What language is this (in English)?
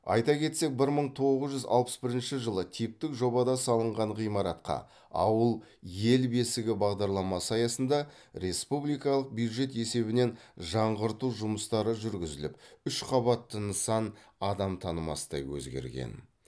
Kazakh